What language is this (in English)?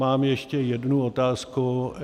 Czech